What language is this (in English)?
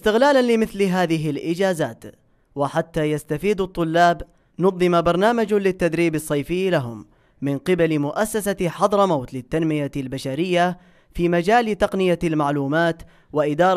Arabic